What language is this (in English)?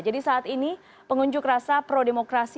Indonesian